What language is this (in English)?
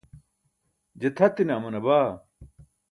Burushaski